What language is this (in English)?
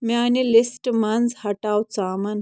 Kashmiri